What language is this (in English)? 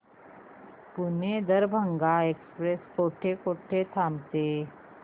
Marathi